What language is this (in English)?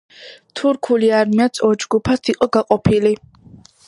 Georgian